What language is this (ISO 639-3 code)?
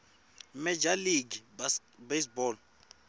tso